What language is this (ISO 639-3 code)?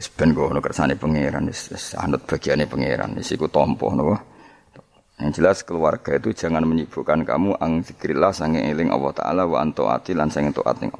msa